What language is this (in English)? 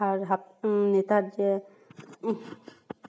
Santali